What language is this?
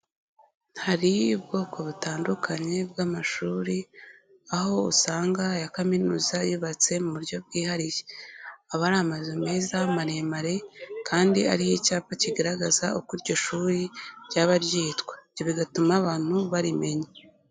Kinyarwanda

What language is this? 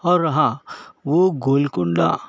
Urdu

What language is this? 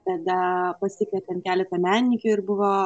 Lithuanian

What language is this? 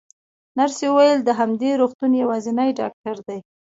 Pashto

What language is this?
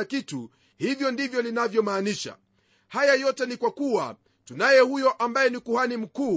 Swahili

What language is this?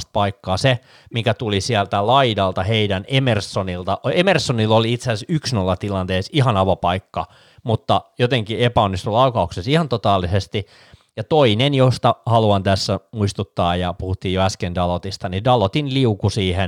Finnish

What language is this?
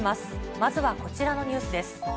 Japanese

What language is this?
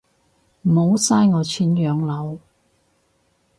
Cantonese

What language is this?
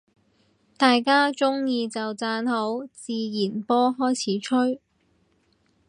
Cantonese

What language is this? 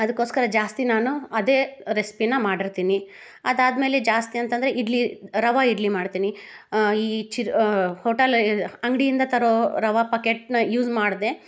Kannada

